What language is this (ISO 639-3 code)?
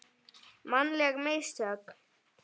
isl